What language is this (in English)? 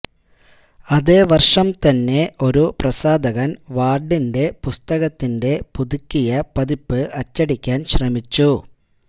Malayalam